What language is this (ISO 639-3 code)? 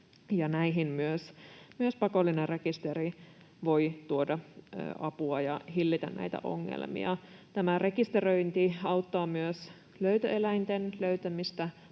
fin